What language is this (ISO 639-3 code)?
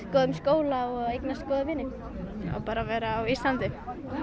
isl